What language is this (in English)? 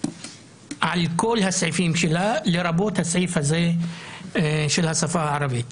Hebrew